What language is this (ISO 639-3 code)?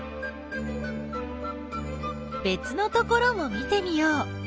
jpn